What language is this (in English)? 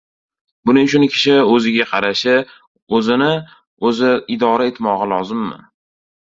Uzbek